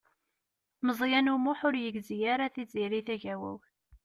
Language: Kabyle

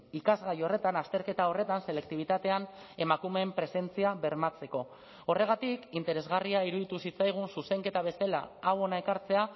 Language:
Basque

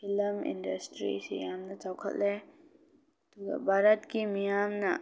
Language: Manipuri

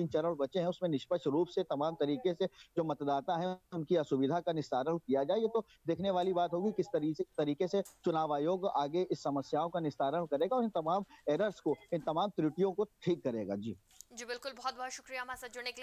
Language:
Hindi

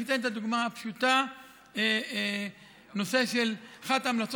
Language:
Hebrew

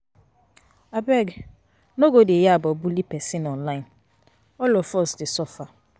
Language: Nigerian Pidgin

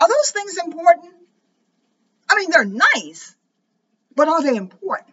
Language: English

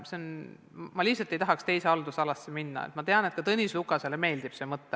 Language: Estonian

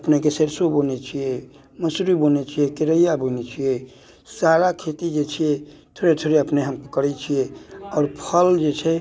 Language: Maithili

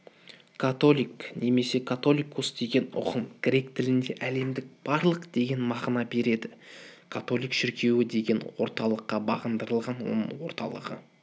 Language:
Kazakh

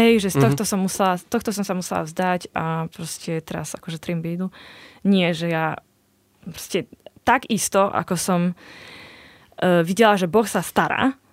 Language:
Slovak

